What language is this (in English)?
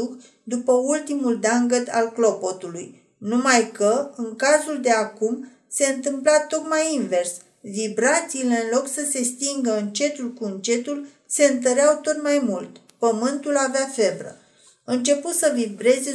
Romanian